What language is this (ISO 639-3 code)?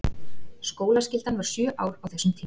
isl